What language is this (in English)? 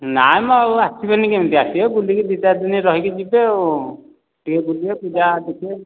Odia